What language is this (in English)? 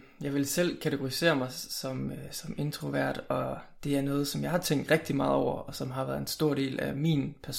Danish